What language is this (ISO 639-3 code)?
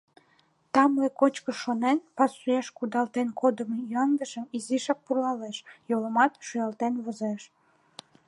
chm